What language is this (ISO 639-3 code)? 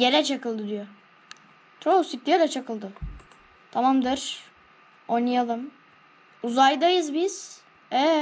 tur